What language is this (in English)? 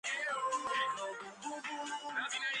Georgian